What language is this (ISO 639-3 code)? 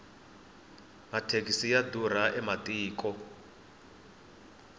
tso